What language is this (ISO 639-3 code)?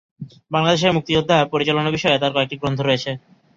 ben